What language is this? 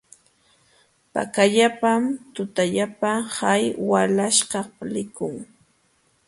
Jauja Wanca Quechua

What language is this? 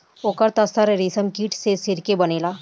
Bhojpuri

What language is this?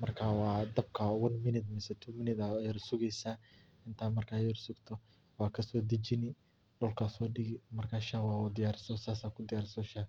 Somali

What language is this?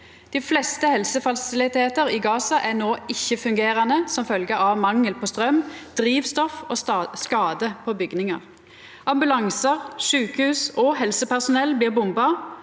Norwegian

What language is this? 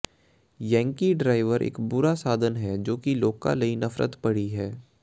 Punjabi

